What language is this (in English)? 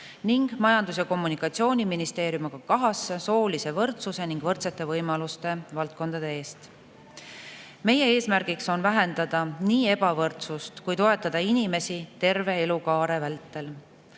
Estonian